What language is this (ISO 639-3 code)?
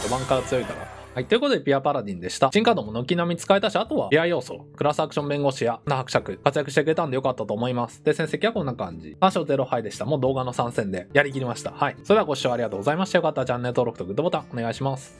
jpn